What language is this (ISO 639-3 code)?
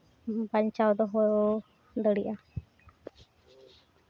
sat